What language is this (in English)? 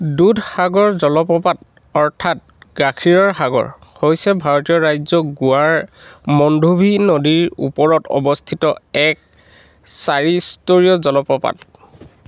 Assamese